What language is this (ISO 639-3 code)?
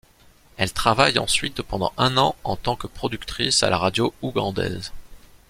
fra